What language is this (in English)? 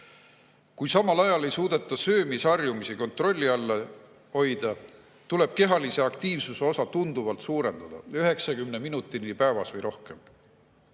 Estonian